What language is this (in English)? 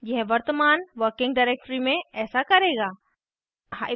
Hindi